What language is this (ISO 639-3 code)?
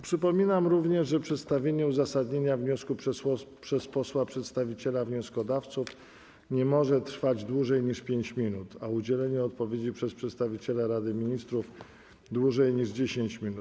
pol